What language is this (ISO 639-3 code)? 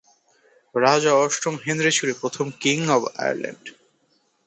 ben